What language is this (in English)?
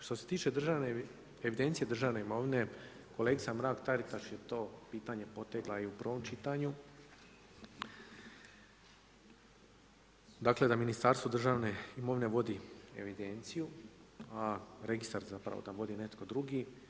Croatian